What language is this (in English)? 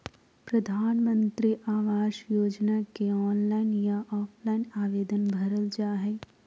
Magahi